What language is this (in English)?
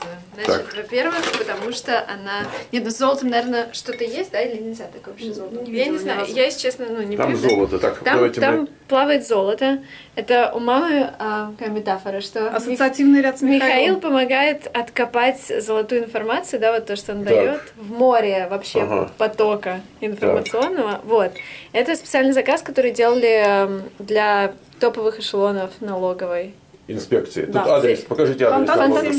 Russian